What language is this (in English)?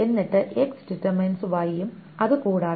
Malayalam